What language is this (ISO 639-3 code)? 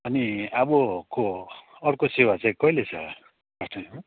nep